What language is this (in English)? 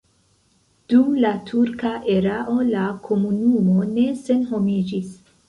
Esperanto